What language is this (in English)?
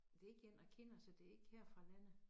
Danish